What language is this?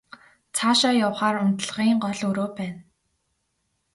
Mongolian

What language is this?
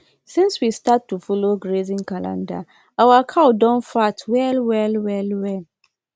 Nigerian Pidgin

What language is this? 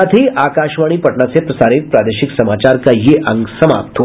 Hindi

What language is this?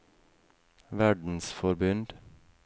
Norwegian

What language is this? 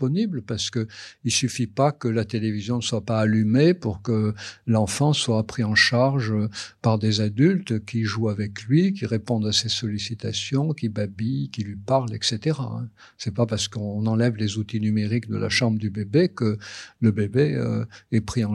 French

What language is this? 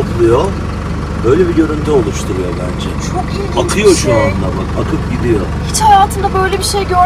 Turkish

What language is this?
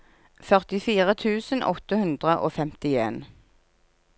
Norwegian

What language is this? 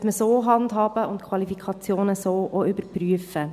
Swiss German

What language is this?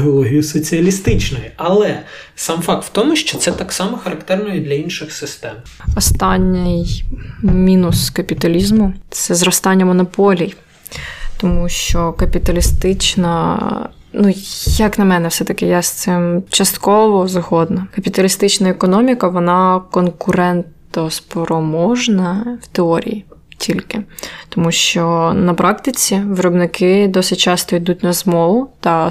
Ukrainian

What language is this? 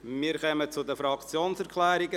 Swiss German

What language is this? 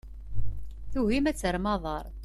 Kabyle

